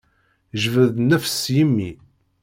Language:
Kabyle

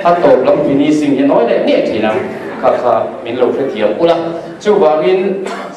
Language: Indonesian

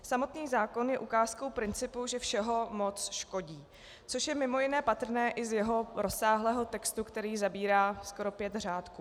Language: Czech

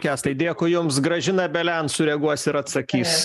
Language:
Lithuanian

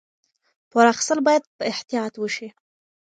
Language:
Pashto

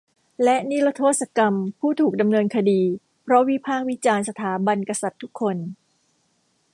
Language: Thai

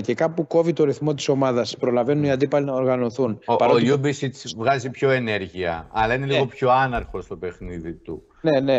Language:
Greek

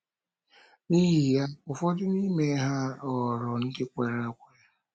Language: Igbo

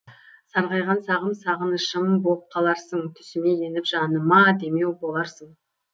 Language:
Kazakh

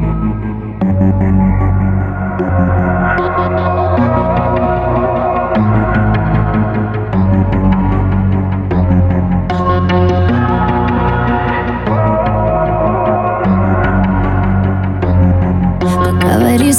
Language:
Russian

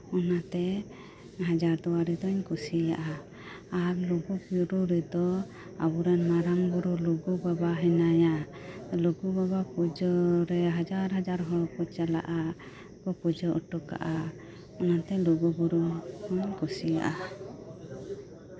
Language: Santali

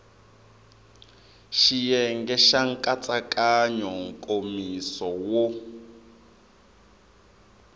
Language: Tsonga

